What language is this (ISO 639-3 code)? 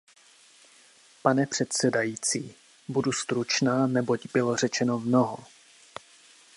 ces